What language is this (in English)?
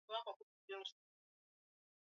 Swahili